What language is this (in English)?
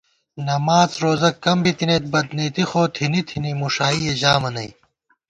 Gawar-Bati